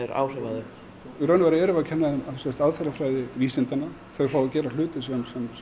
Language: Icelandic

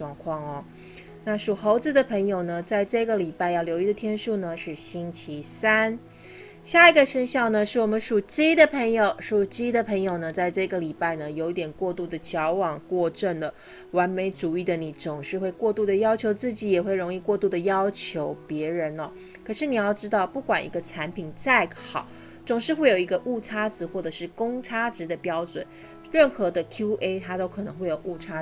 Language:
Chinese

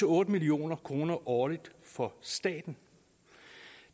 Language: Danish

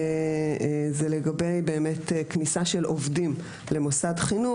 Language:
Hebrew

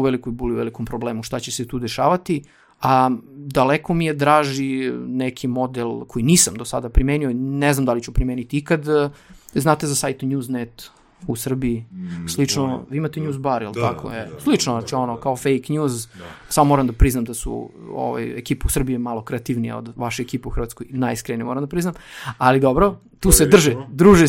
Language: Croatian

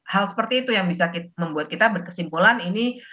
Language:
Indonesian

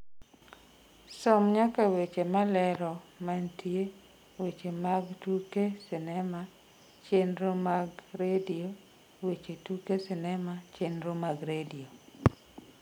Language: Luo (Kenya and Tanzania)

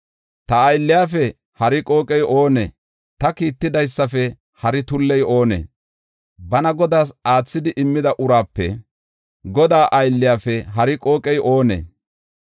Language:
Gofa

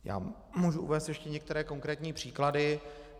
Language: Czech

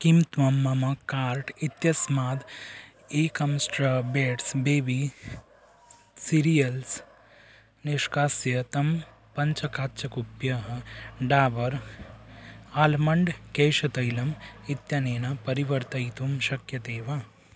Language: Sanskrit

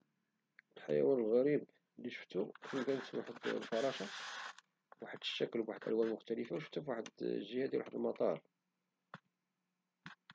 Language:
Moroccan Arabic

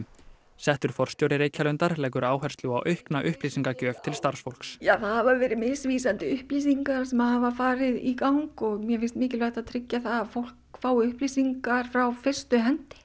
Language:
Icelandic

